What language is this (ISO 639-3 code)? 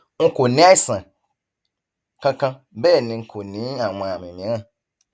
yor